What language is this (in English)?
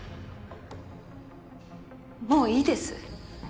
Japanese